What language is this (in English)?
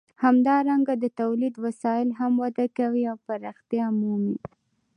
Pashto